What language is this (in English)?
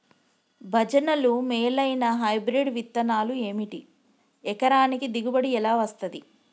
Telugu